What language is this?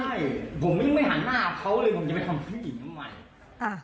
Thai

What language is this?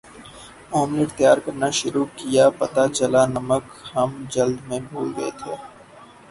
Urdu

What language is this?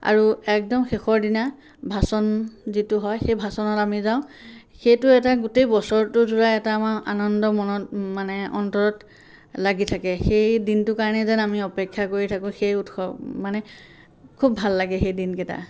Assamese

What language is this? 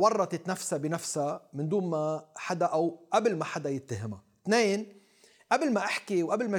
Arabic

